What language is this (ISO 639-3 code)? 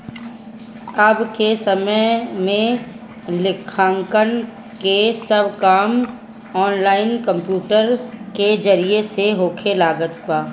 bho